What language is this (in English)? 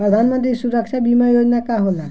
Bhojpuri